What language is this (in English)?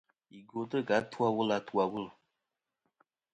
Kom